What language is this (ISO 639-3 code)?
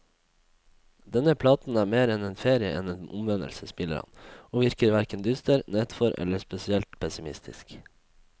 nor